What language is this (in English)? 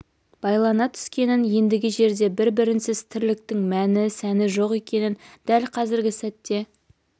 Kazakh